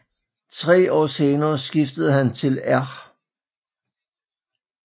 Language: Danish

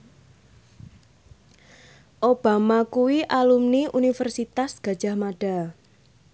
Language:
Javanese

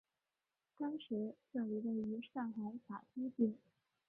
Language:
Chinese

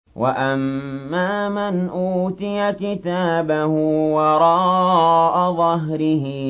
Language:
Arabic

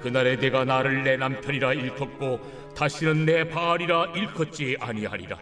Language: Korean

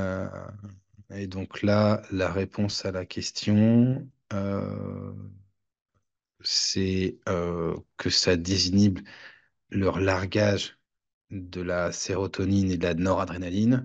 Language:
French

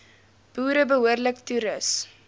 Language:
Afrikaans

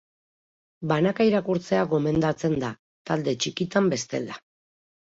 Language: Basque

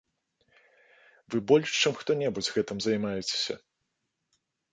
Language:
Belarusian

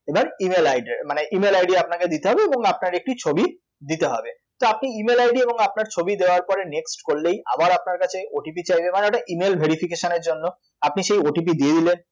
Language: Bangla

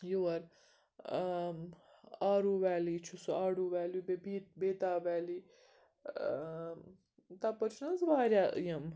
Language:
Kashmiri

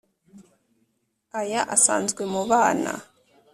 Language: Kinyarwanda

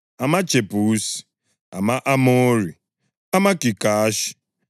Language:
North Ndebele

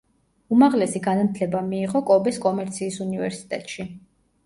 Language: Georgian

